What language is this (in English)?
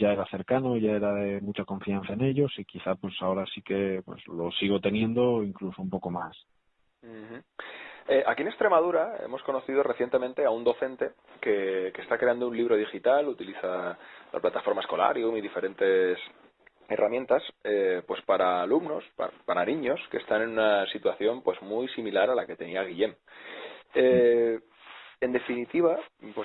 Spanish